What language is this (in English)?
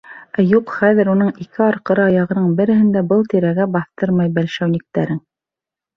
Bashkir